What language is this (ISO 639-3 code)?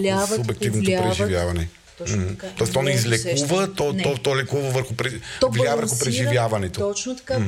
bul